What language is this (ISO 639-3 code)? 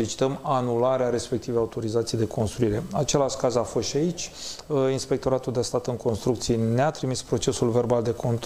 ron